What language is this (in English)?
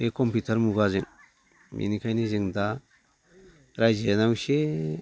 Bodo